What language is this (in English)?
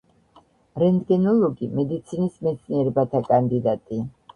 Georgian